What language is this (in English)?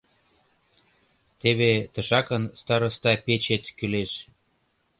Mari